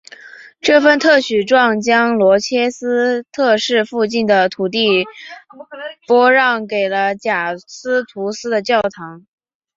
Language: Chinese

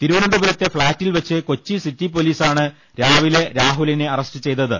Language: Malayalam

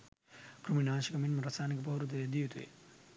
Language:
Sinhala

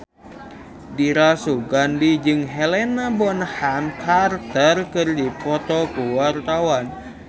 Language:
Sundanese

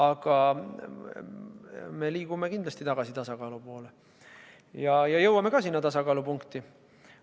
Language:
Estonian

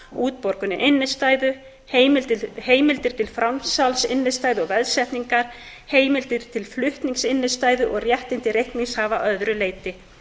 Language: Icelandic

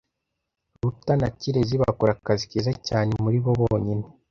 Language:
Kinyarwanda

